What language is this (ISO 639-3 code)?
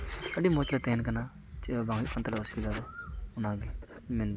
sat